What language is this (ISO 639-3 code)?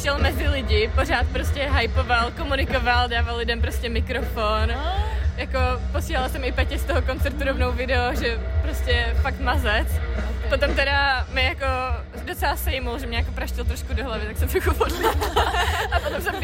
ces